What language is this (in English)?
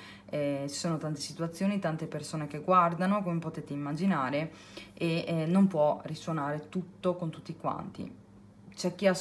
Italian